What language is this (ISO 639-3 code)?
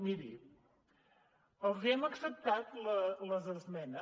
cat